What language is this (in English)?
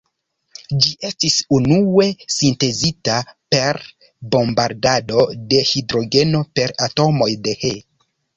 Esperanto